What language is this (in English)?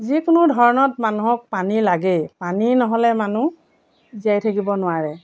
Assamese